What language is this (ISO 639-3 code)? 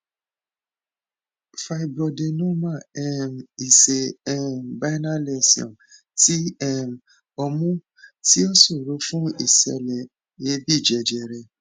yor